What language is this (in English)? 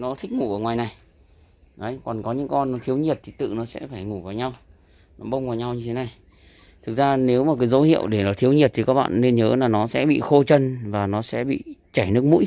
Vietnamese